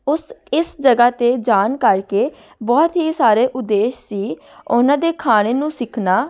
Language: Punjabi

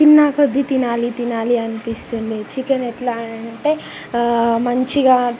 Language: Telugu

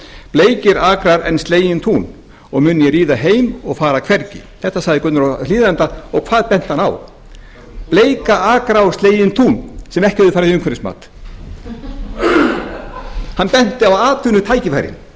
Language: Icelandic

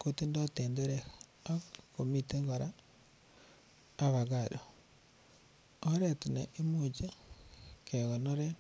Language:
Kalenjin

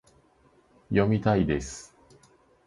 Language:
Japanese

